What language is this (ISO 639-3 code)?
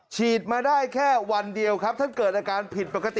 tha